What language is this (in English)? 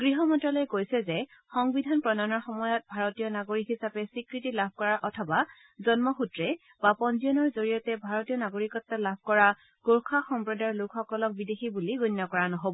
Assamese